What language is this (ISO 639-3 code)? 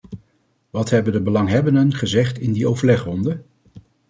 nld